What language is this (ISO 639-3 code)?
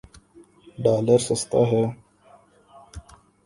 urd